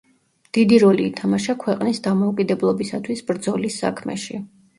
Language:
Georgian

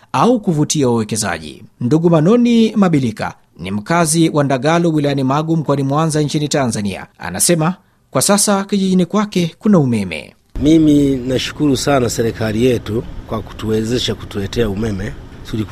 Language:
Swahili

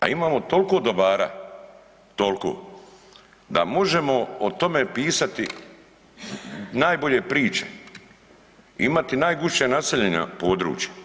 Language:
Croatian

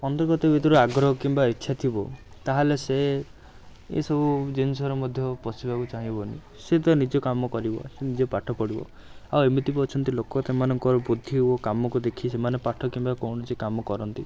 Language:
Odia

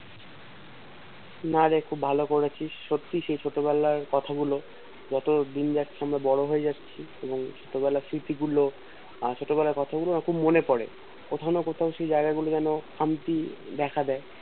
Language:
Bangla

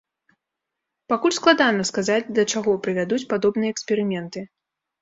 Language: Belarusian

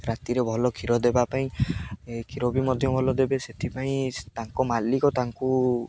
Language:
Odia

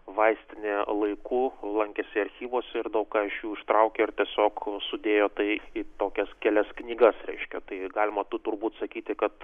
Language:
Lithuanian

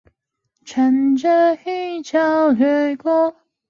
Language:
Chinese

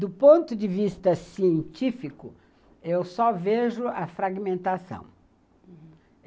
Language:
Portuguese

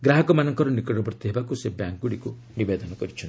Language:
Odia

